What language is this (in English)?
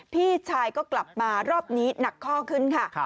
Thai